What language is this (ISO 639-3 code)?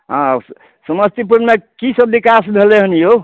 mai